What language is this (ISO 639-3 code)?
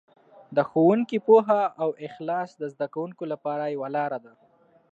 pus